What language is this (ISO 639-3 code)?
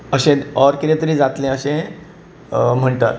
kok